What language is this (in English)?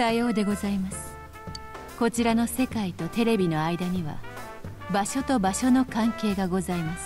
Japanese